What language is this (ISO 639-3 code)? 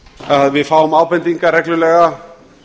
isl